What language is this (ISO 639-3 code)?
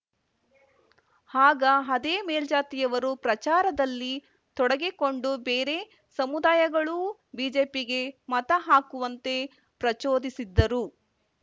kan